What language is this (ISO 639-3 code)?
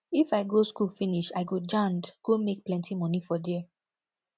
pcm